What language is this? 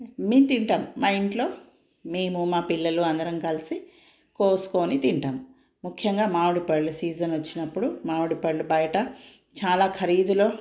Telugu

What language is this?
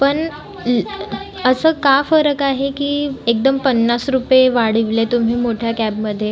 Marathi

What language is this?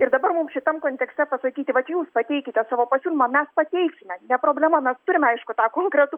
Lithuanian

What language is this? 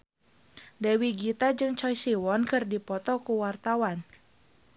Sundanese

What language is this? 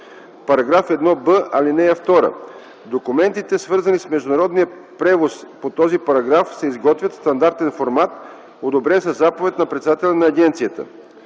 Bulgarian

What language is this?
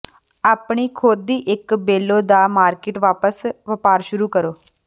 Punjabi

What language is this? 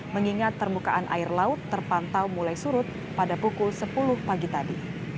Indonesian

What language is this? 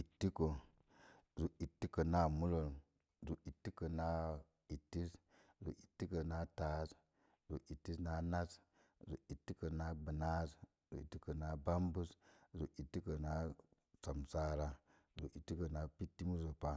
Mom Jango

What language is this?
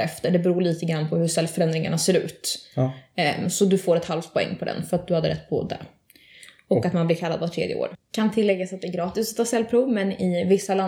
Swedish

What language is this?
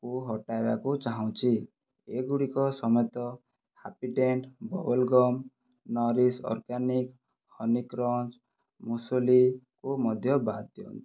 Odia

